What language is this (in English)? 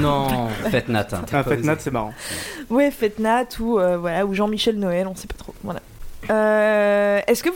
French